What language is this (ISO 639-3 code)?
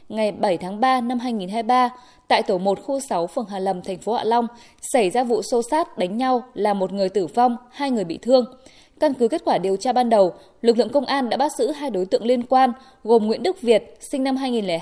vie